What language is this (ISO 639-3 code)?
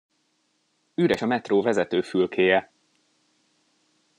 hun